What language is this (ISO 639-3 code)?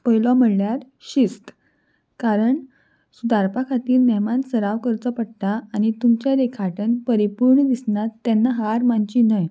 kok